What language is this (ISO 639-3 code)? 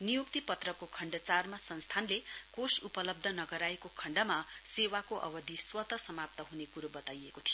nep